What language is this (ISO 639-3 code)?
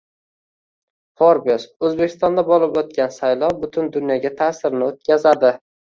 uzb